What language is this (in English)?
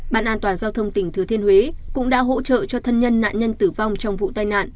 Vietnamese